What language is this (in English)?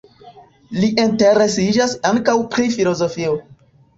Esperanto